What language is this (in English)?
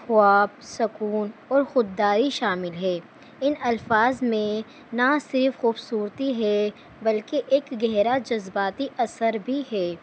Urdu